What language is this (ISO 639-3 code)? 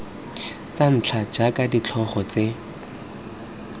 tsn